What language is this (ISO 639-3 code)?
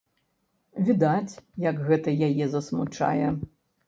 bel